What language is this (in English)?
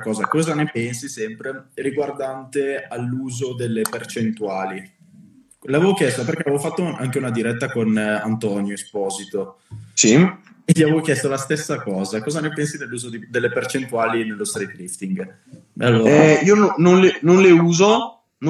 Italian